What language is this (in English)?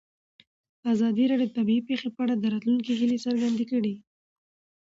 Pashto